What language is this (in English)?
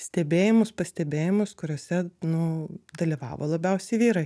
Lithuanian